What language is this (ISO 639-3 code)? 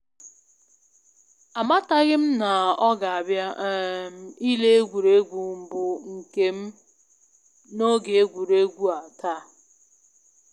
ibo